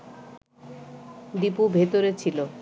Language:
Bangla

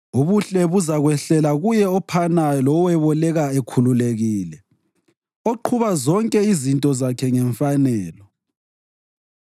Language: North Ndebele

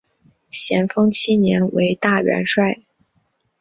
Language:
Chinese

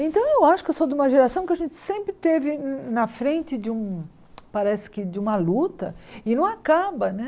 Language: Portuguese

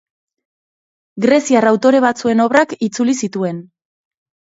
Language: Basque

